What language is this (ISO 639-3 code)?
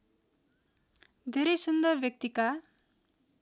nep